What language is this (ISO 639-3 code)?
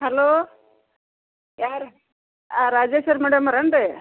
kan